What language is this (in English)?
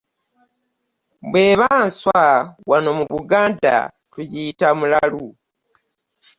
Ganda